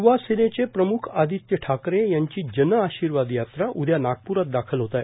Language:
Marathi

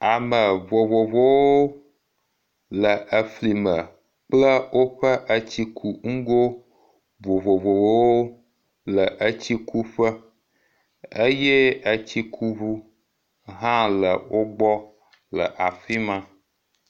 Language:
Ewe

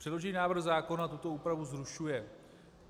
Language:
Czech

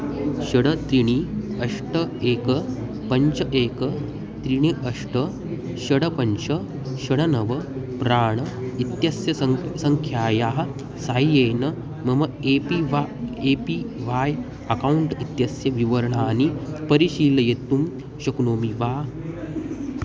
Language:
Sanskrit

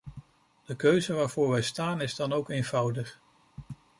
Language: Dutch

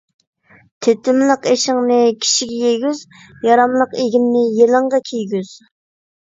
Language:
Uyghur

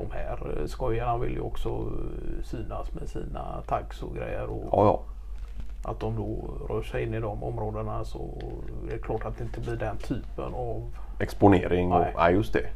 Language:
Swedish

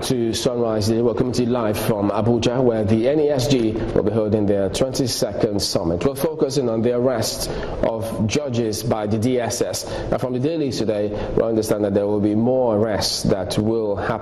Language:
English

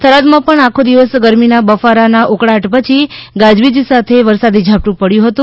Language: Gujarati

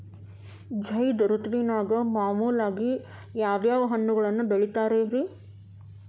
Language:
Kannada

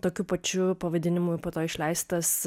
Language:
Lithuanian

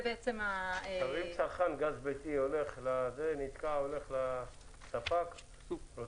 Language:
Hebrew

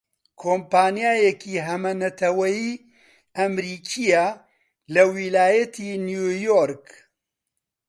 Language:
Central Kurdish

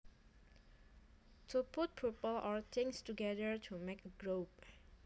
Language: Javanese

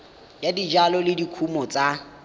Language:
Tswana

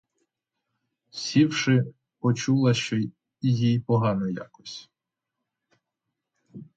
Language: Ukrainian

